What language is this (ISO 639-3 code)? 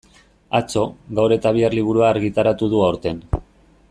eus